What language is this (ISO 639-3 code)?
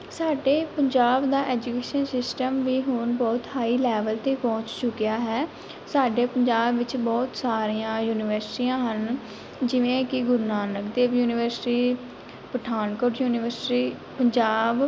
pan